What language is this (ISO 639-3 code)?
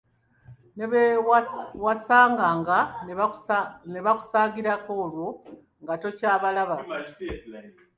lug